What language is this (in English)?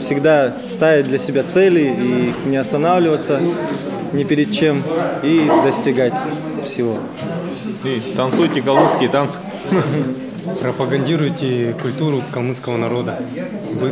Russian